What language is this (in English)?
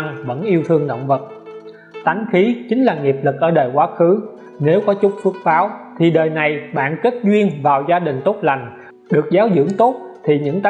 Vietnamese